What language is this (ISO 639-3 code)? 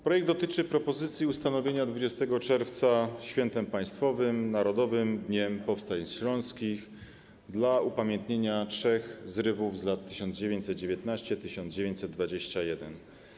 pol